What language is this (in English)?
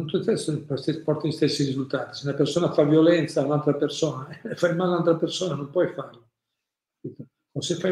Italian